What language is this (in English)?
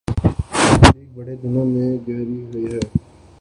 Urdu